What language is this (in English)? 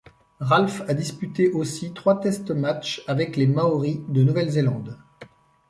French